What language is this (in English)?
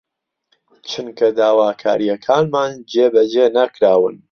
Central Kurdish